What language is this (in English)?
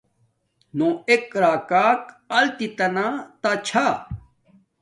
Domaaki